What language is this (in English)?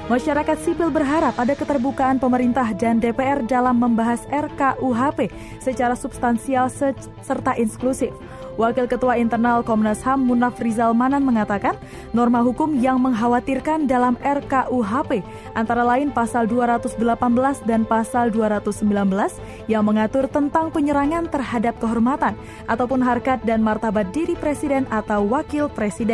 Indonesian